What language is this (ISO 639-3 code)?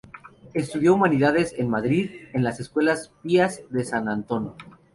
spa